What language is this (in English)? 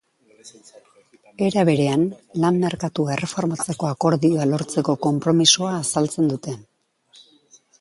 Basque